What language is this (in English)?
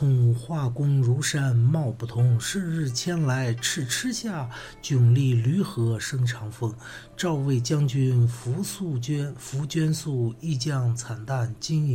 Chinese